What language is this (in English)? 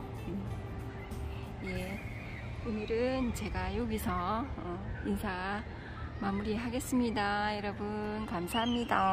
Korean